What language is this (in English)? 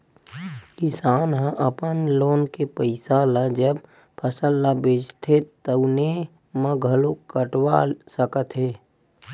Chhattisgarhi